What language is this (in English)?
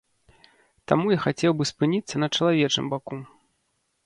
Belarusian